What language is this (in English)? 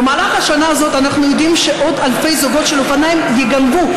Hebrew